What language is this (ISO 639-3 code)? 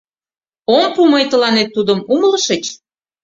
chm